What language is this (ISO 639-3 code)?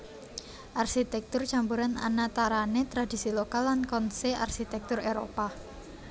jav